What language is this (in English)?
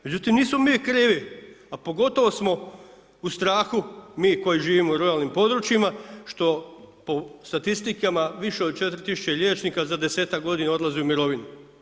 Croatian